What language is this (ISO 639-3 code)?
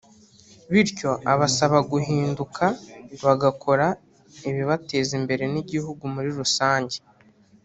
kin